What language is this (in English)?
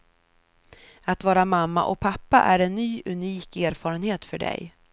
Swedish